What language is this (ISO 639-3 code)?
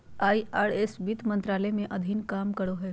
mag